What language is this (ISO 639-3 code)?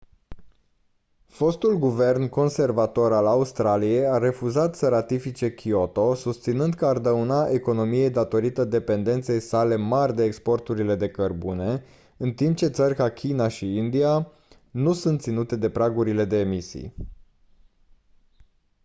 ron